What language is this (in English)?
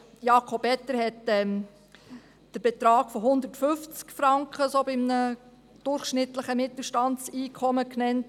Swiss German